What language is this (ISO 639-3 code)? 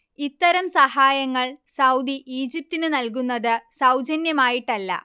mal